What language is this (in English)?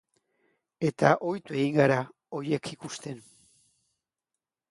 Basque